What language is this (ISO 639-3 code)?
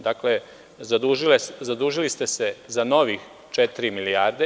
srp